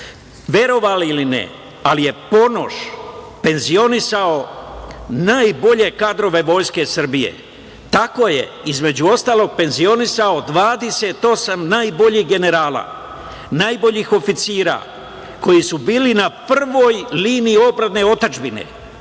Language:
Serbian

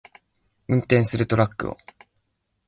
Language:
Japanese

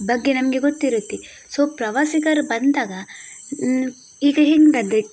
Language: Kannada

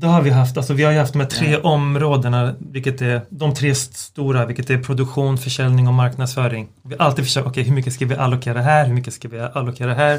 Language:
Swedish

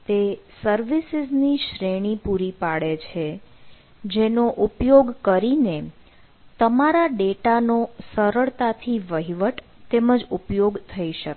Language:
Gujarati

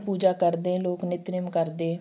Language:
Punjabi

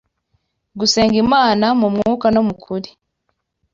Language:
Kinyarwanda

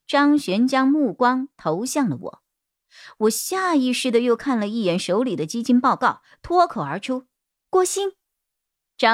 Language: Chinese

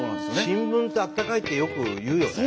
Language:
Japanese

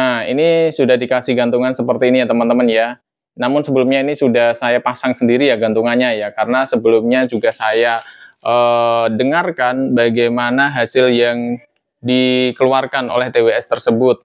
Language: Indonesian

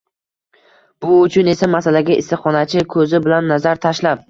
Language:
Uzbek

